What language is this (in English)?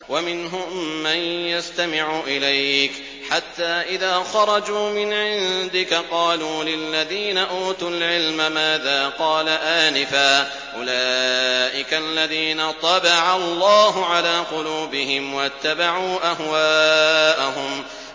Arabic